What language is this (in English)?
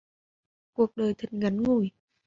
Vietnamese